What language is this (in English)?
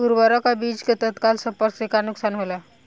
Bhojpuri